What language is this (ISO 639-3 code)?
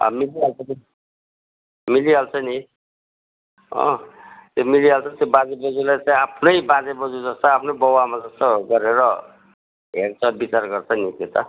nep